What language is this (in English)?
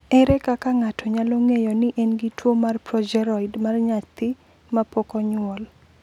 Luo (Kenya and Tanzania)